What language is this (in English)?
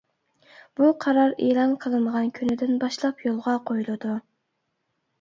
Uyghur